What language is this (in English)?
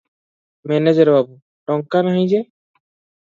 Odia